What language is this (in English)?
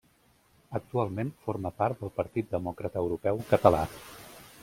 Catalan